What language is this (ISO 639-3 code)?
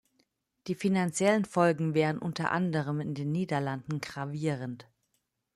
deu